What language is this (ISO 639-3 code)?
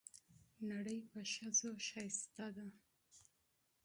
pus